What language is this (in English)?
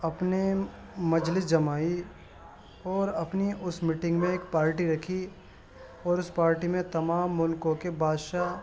Urdu